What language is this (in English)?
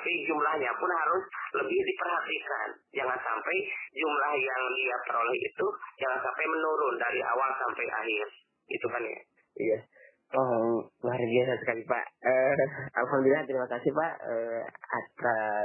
Indonesian